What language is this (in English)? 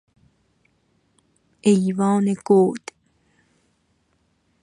Persian